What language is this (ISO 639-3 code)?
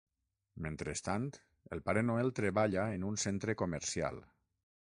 cat